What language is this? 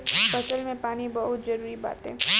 Bhojpuri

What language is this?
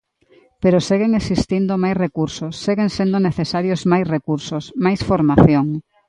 Galician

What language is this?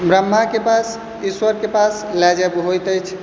Maithili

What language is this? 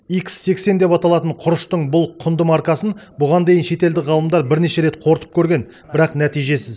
Kazakh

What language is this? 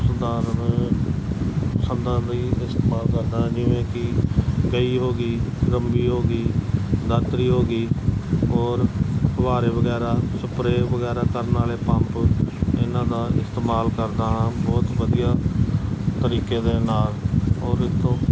Punjabi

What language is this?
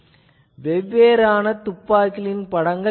Tamil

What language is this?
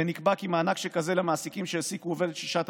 Hebrew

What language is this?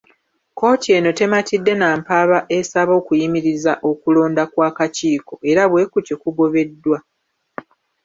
Ganda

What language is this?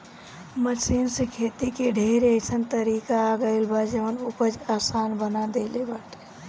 Bhojpuri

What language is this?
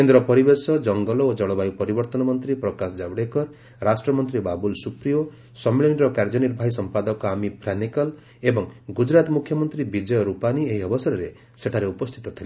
Odia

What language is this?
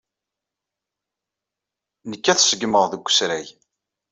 Kabyle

